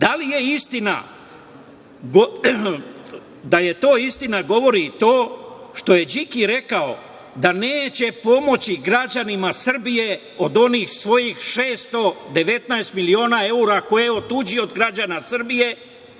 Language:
Serbian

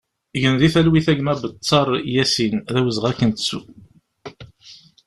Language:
Kabyle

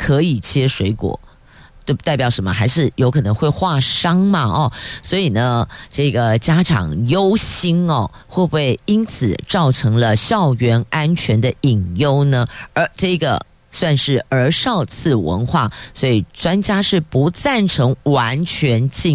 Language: Chinese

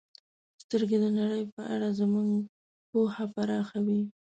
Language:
Pashto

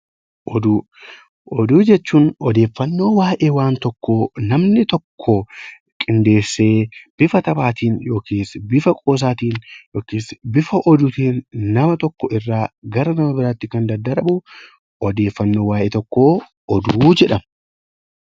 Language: Oromo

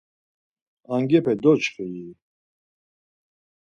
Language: Laz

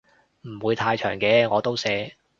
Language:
Cantonese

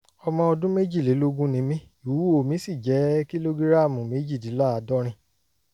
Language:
Yoruba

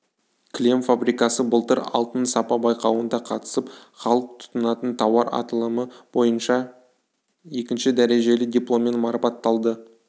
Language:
Kazakh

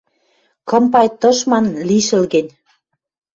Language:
Western Mari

